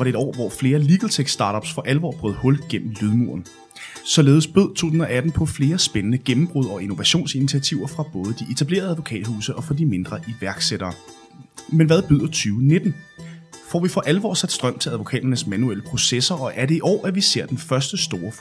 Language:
Danish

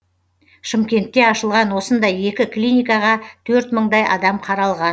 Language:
Kazakh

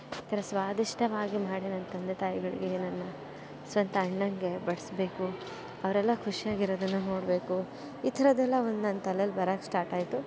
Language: Kannada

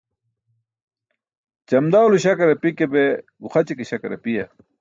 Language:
Burushaski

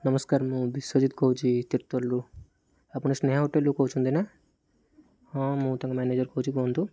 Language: Odia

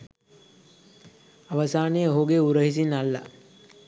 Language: Sinhala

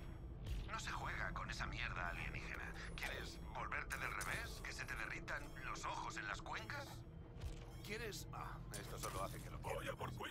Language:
Spanish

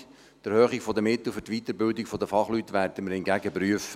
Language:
Swiss German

